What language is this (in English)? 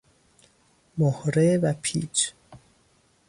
Persian